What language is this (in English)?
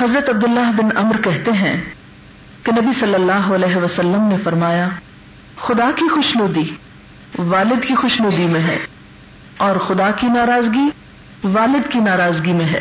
Urdu